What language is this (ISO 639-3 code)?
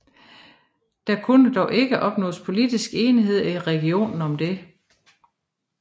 dan